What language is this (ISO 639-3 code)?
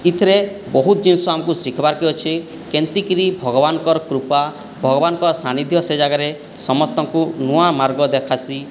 ori